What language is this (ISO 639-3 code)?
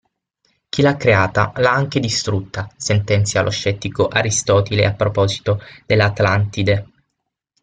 ita